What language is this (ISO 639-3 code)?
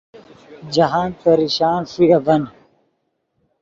ydg